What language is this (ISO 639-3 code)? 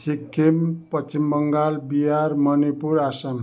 nep